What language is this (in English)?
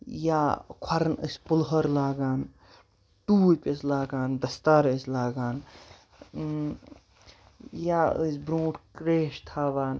Kashmiri